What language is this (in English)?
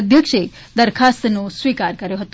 Gujarati